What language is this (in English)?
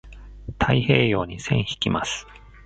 Japanese